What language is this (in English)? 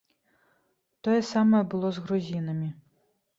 Belarusian